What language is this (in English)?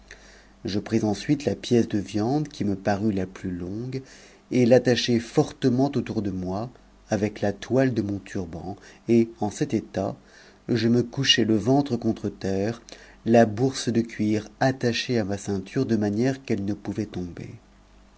French